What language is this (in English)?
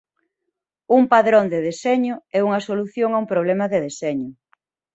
Galician